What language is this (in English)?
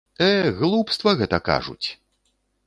Belarusian